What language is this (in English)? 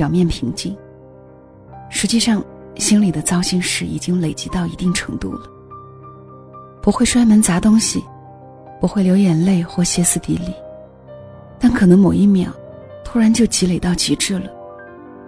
Chinese